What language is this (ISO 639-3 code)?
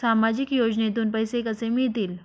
mar